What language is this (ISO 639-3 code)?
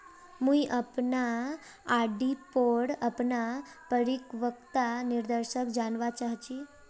mag